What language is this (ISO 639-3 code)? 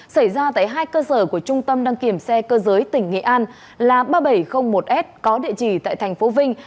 vie